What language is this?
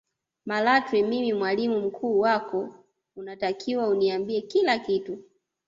Swahili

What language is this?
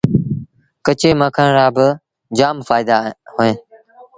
Sindhi Bhil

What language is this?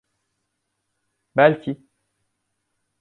Turkish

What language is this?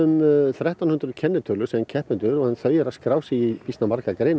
Icelandic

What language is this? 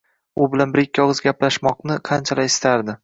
Uzbek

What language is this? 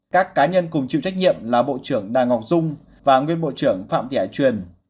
Vietnamese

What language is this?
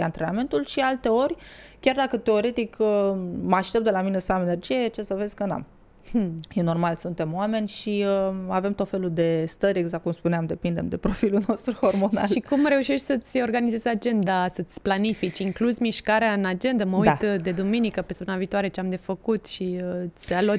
Romanian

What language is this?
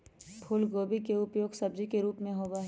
Magahi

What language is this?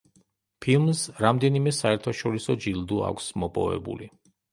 Georgian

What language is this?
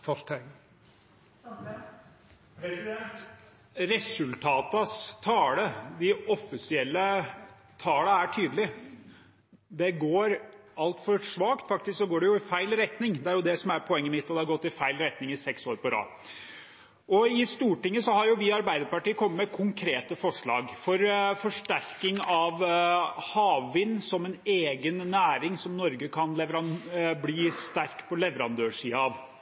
Norwegian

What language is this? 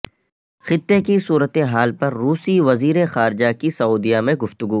Urdu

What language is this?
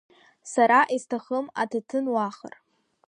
Abkhazian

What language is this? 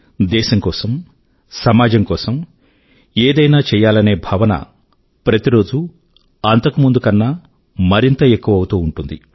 Telugu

